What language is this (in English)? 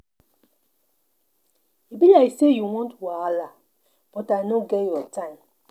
Nigerian Pidgin